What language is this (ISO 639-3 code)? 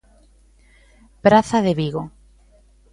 glg